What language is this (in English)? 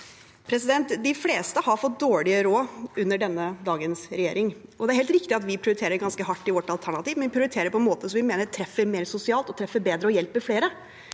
Norwegian